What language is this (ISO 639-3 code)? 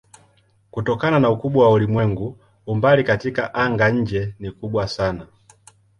swa